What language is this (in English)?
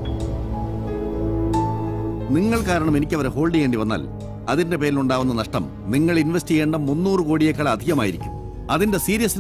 Malayalam